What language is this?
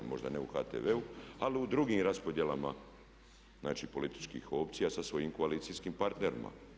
Croatian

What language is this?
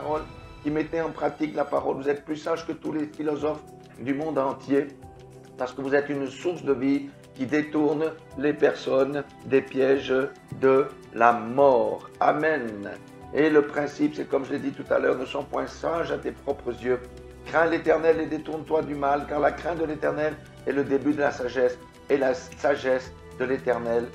French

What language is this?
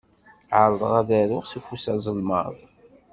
Kabyle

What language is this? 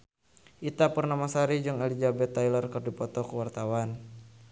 Sundanese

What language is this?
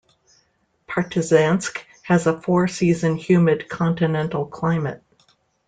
English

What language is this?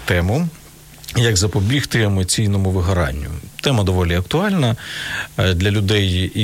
Ukrainian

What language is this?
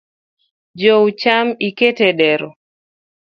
Luo (Kenya and Tanzania)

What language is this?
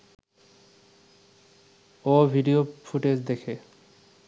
Bangla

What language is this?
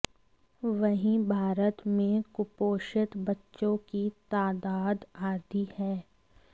Hindi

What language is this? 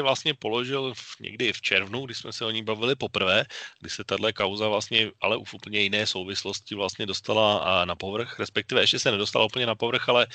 Czech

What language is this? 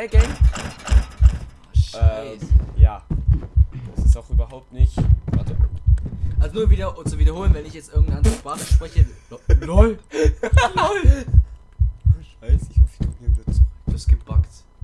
German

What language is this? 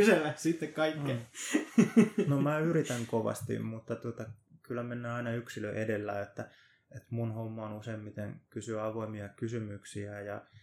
Finnish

